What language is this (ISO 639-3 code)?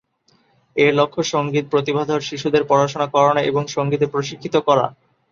ben